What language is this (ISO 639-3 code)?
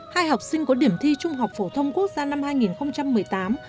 vie